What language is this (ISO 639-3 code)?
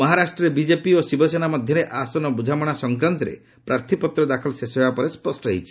ori